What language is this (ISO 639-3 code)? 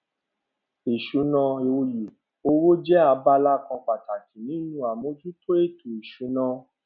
yor